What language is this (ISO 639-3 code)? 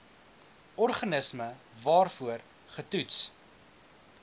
afr